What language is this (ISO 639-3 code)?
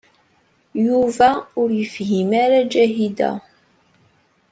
kab